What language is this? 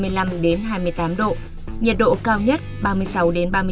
Vietnamese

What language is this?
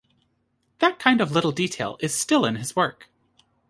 English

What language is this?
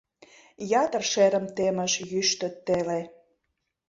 Mari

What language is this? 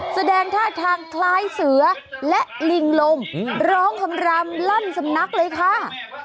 Thai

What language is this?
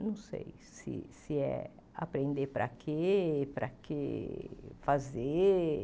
Portuguese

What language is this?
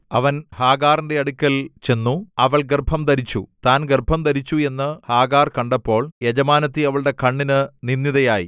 Malayalam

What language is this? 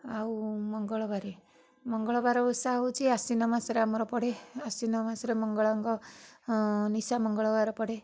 Odia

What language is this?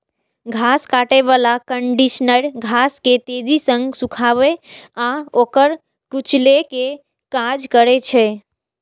Maithili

